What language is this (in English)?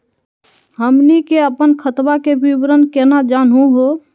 Magahi